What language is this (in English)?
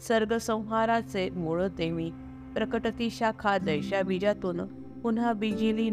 Marathi